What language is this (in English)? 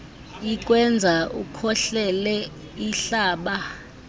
Xhosa